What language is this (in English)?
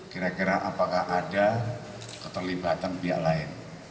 Indonesian